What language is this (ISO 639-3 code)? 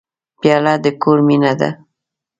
pus